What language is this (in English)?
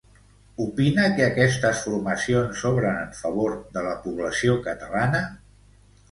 Catalan